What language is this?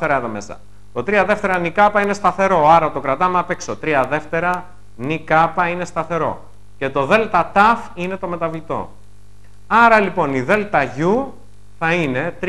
Greek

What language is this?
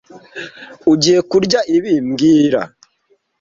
Kinyarwanda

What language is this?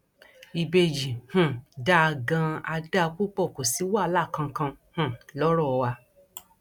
Yoruba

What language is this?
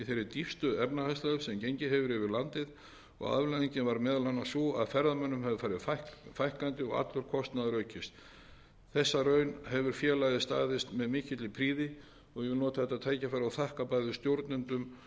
Icelandic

